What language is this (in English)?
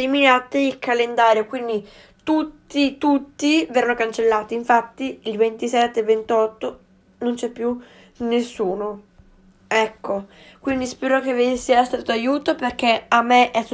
Italian